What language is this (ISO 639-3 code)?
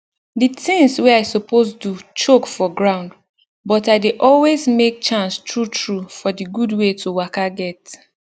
pcm